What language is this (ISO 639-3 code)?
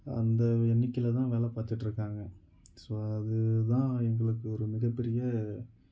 tam